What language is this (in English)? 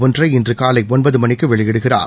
Tamil